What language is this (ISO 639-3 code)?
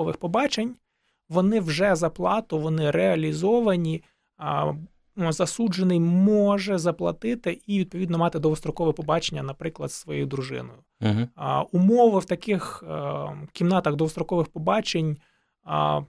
ukr